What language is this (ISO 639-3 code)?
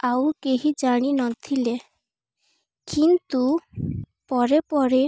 ori